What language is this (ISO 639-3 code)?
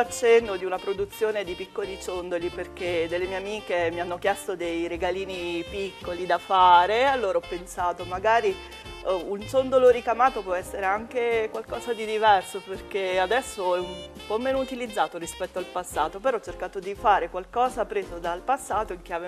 ita